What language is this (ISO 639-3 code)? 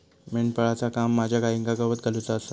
mar